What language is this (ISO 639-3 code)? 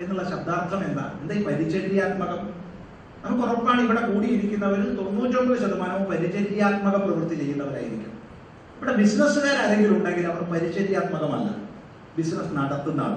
mal